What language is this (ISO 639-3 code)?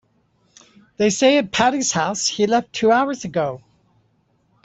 eng